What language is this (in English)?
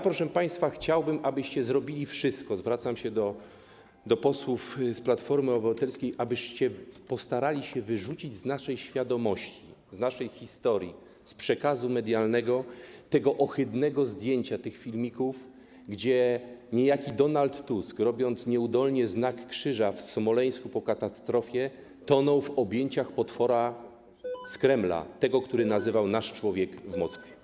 Polish